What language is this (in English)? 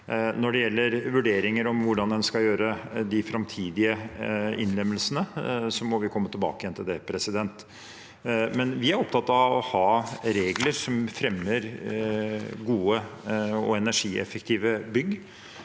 Norwegian